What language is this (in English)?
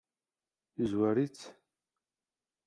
Kabyle